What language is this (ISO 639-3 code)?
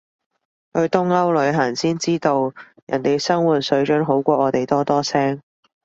yue